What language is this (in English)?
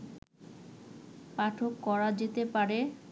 Bangla